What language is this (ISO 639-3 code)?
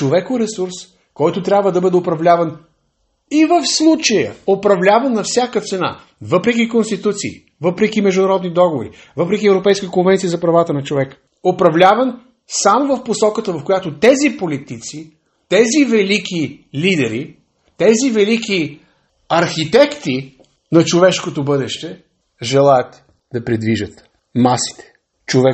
bul